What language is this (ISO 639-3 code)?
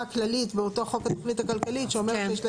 heb